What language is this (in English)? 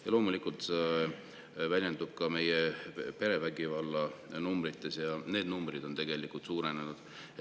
Estonian